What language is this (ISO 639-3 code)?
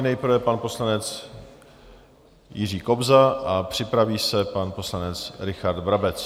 ces